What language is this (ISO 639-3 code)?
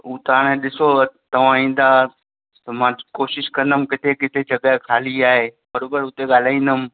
snd